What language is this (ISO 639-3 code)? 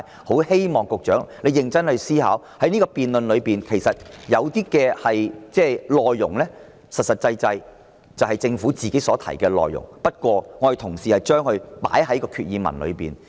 yue